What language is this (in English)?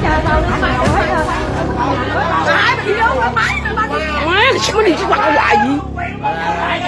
Vietnamese